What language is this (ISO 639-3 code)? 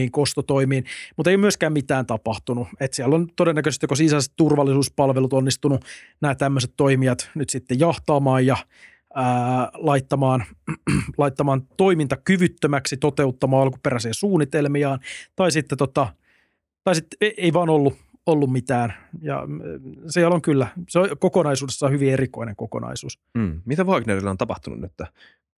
fin